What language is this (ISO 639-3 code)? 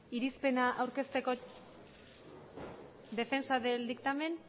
spa